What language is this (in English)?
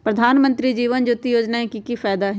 Magahi